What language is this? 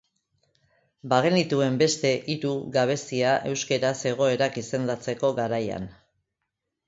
Basque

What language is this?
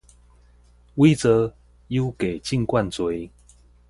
Min Nan Chinese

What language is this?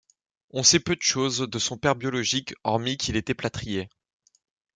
French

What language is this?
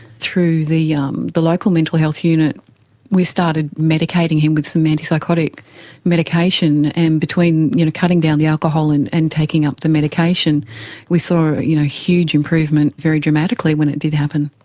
English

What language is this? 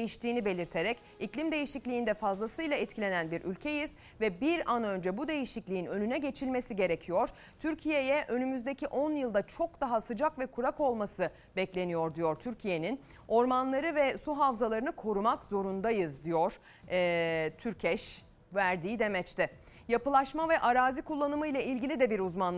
Turkish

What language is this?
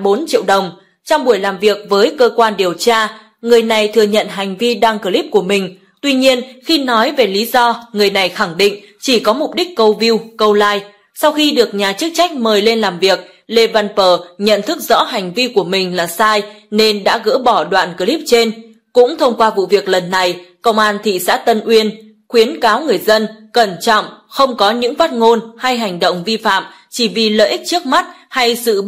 Vietnamese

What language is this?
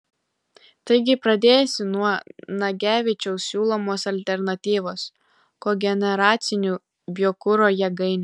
Lithuanian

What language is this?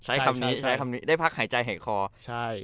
Thai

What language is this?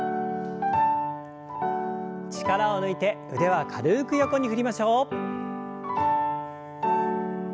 Japanese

